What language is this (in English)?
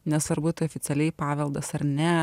Lithuanian